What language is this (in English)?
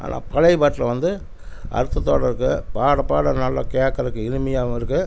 Tamil